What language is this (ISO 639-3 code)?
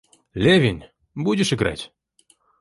rus